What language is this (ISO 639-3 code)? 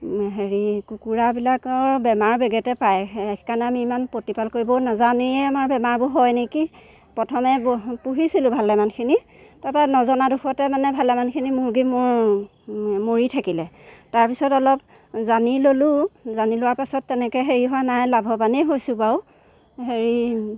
asm